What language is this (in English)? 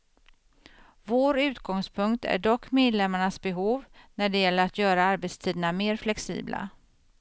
Swedish